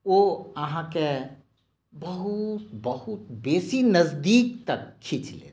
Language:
Maithili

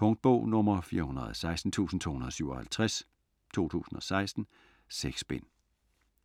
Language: Danish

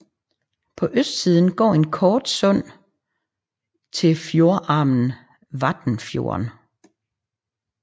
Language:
Danish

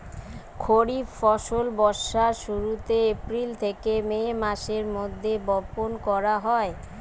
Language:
Bangla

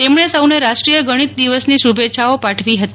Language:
Gujarati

